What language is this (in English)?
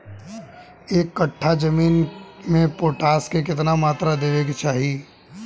Bhojpuri